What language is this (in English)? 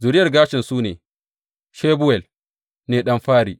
Hausa